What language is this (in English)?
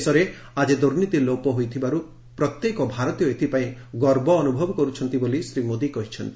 Odia